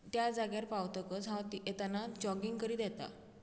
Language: Konkani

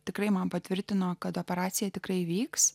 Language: Lithuanian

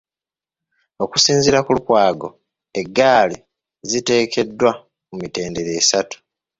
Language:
Ganda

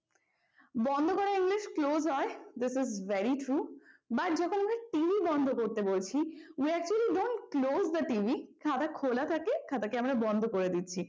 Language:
Bangla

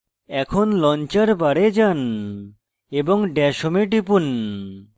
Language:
Bangla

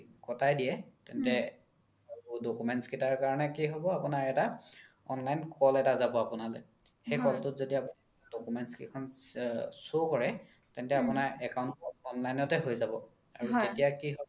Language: Assamese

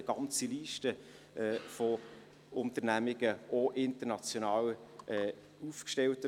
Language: Swiss German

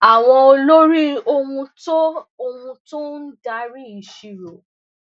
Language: Yoruba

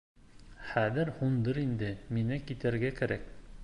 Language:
Bashkir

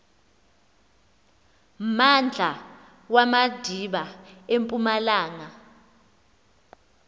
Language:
Xhosa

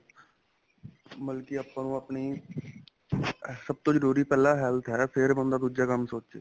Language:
Punjabi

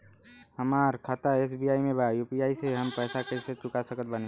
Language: Bhojpuri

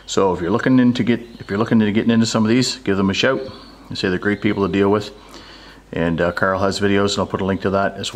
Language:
English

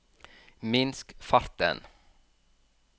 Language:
Norwegian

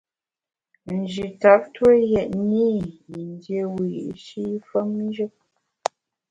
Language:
Bamun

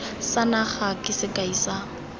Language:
Tswana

